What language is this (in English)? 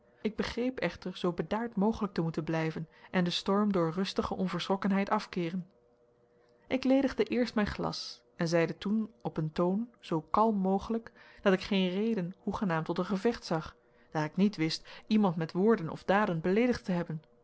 Dutch